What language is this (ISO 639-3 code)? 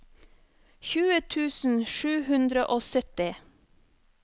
nor